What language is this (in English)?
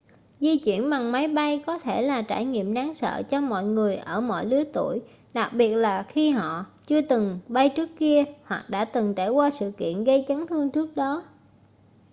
Vietnamese